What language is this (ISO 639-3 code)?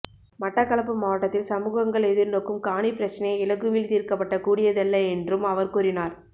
tam